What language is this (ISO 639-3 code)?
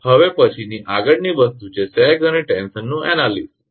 guj